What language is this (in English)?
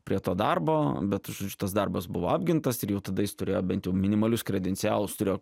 Lithuanian